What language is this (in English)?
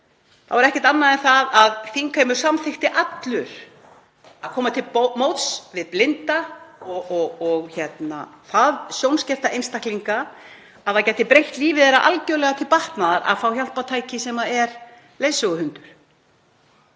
Icelandic